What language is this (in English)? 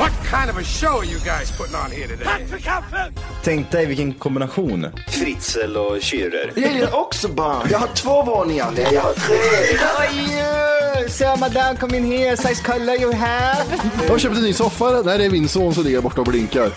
Swedish